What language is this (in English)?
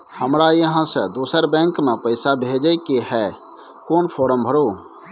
Maithili